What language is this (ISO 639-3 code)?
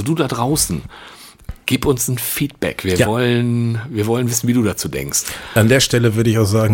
deu